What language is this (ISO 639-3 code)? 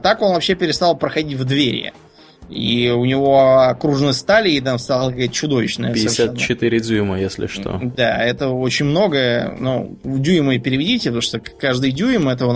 rus